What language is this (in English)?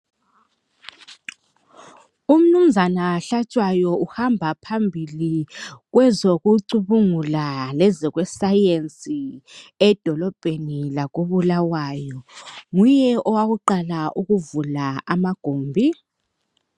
North Ndebele